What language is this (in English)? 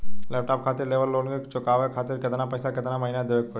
Bhojpuri